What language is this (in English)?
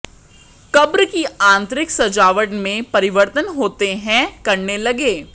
Hindi